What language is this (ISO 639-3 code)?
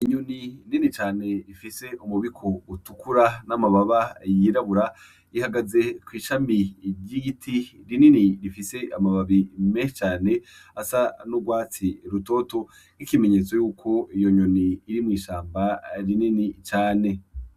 run